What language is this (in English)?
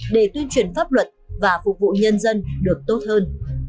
Vietnamese